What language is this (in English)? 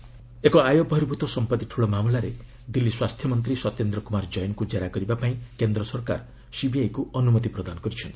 Odia